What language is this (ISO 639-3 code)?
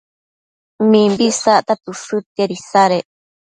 mcf